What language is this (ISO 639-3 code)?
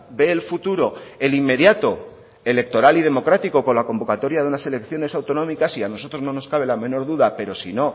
spa